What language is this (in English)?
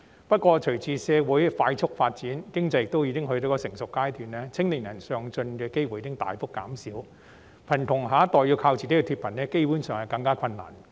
Cantonese